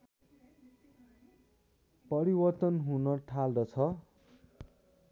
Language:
Nepali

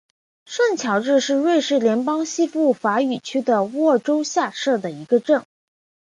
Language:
Chinese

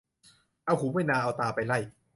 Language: Thai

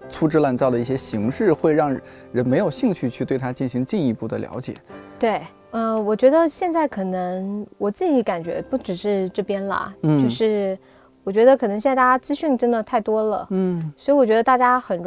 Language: Chinese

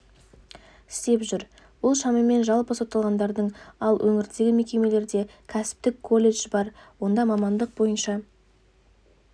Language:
Kazakh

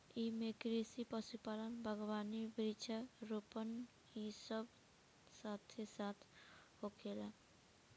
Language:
Bhojpuri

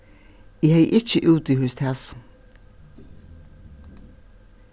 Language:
Faroese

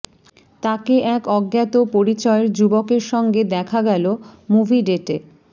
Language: Bangla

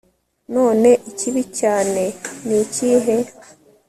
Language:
Kinyarwanda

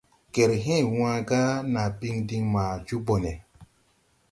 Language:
Tupuri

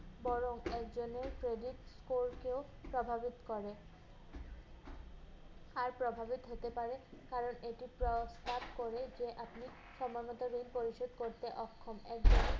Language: Bangla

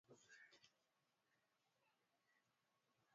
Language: Swahili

